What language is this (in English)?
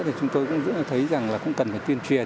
Vietnamese